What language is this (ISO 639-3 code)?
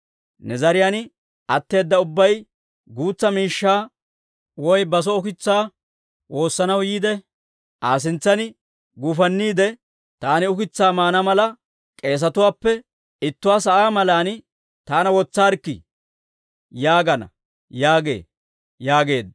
dwr